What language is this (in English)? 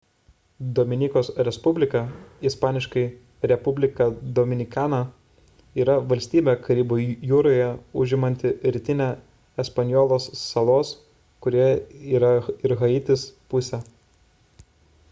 Lithuanian